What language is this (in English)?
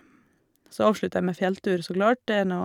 Norwegian